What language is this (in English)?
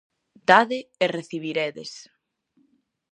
Galician